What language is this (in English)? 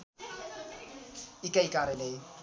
Nepali